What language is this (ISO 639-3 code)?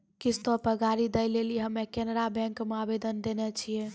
mai